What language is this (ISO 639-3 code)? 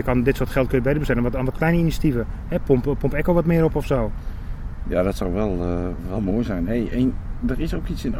nld